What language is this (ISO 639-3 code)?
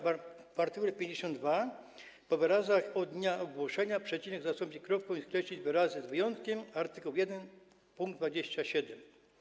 pol